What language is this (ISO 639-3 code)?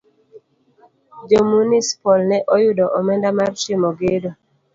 luo